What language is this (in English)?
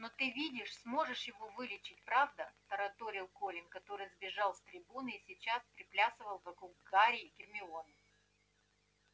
Russian